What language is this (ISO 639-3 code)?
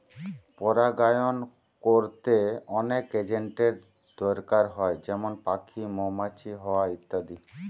ben